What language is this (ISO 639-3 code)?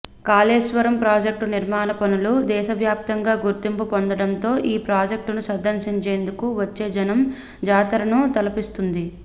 tel